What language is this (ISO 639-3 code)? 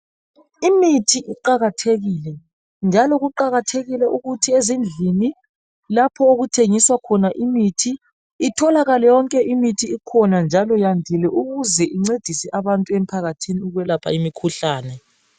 nde